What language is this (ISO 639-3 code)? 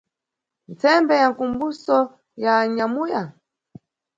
nyu